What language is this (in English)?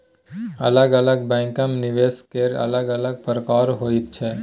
Maithili